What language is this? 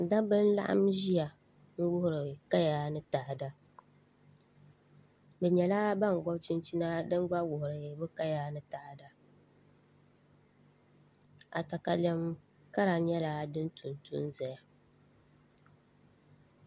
Dagbani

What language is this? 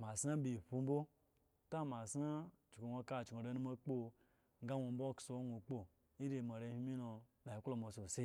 Eggon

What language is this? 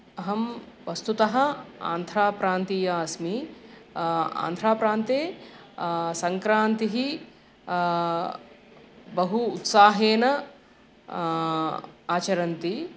Sanskrit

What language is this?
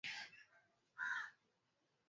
Swahili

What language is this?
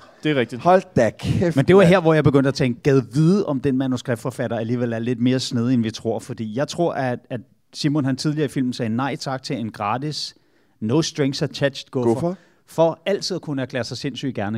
Danish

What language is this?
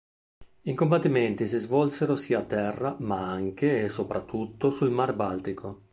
Italian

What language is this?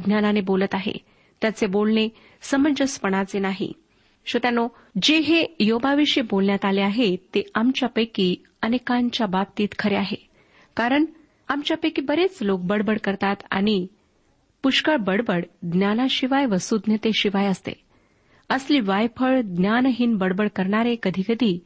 Marathi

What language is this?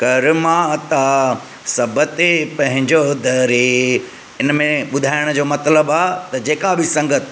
Sindhi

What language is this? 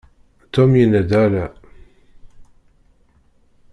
Kabyle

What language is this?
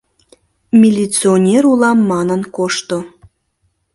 Mari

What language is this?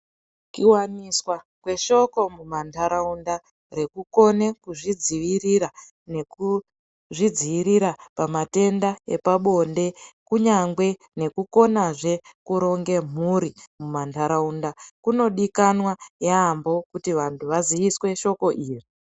Ndau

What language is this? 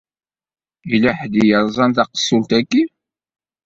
Kabyle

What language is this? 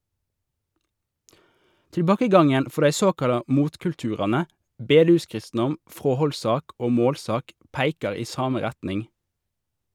Norwegian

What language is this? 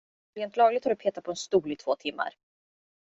Swedish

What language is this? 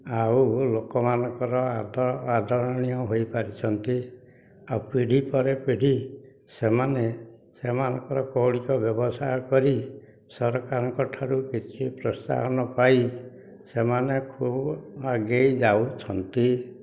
Odia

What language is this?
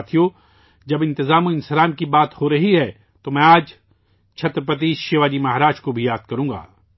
Urdu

